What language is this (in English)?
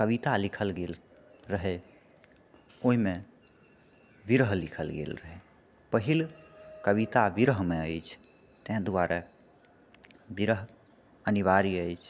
Maithili